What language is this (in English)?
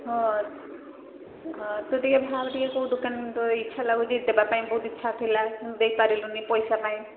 Odia